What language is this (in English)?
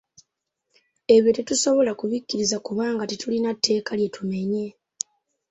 Ganda